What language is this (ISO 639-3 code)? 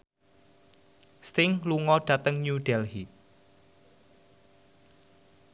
jav